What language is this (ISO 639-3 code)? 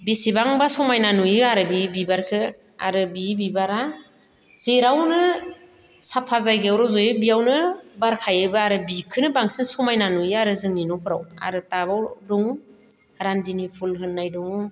brx